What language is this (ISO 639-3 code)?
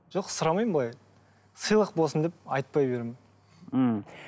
kaz